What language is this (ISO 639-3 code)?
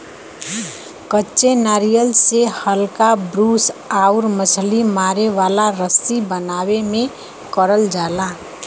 bho